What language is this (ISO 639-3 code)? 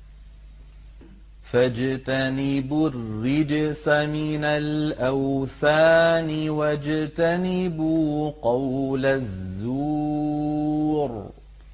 ara